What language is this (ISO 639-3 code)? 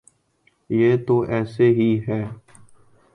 urd